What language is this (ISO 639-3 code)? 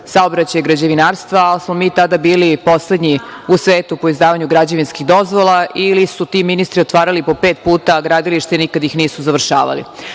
srp